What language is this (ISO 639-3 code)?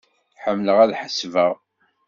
kab